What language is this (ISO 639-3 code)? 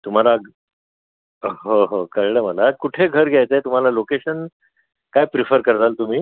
mar